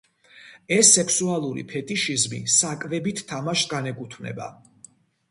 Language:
Georgian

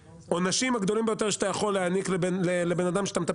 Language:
Hebrew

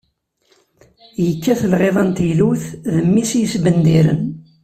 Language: Kabyle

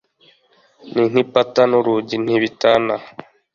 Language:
Kinyarwanda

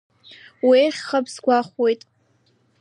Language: Abkhazian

